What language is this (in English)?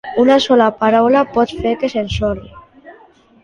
Catalan